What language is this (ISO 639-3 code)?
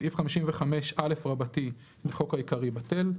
heb